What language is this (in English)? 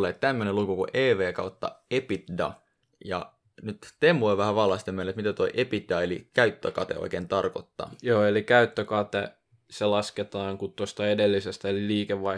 Finnish